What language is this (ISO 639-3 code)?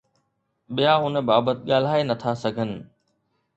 snd